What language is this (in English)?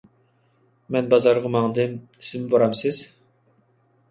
Uyghur